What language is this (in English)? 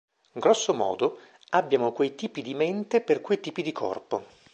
Italian